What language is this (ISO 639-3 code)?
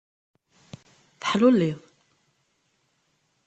kab